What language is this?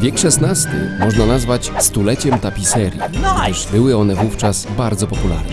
Polish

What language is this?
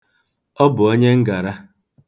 Igbo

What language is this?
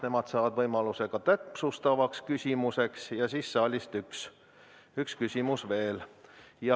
Estonian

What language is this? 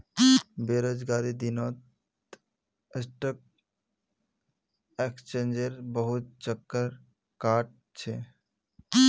Magahi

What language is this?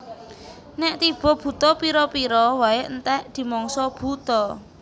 Javanese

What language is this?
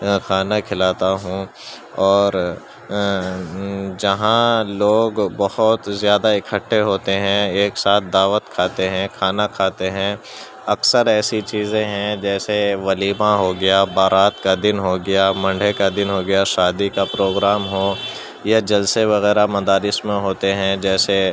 Urdu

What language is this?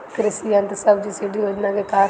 Bhojpuri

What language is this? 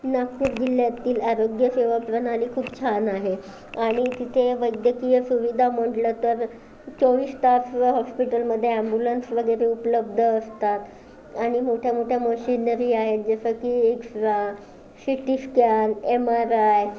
Marathi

